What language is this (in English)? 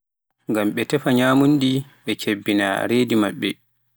Pular